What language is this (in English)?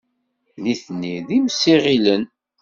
Kabyle